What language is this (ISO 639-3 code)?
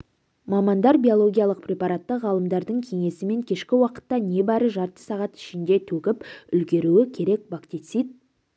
kaz